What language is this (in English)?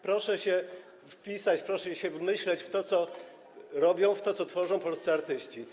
Polish